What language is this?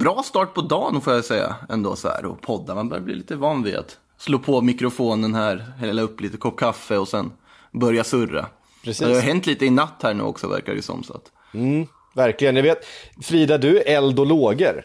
Swedish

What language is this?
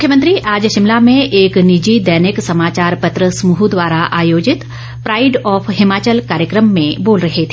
Hindi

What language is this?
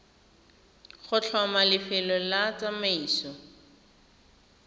Tswana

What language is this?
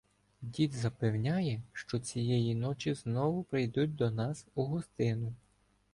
Ukrainian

